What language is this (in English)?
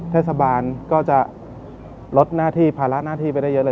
Thai